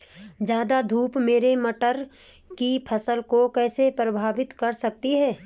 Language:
Hindi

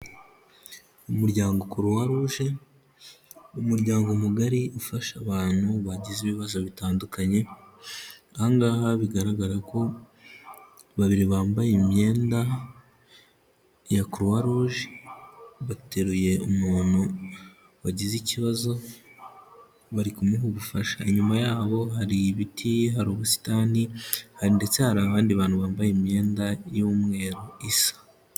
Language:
Kinyarwanda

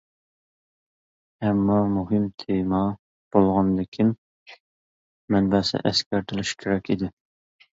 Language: Uyghur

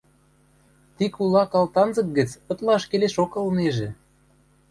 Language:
Western Mari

